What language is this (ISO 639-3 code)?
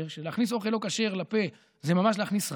heb